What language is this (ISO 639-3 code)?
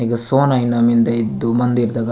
gon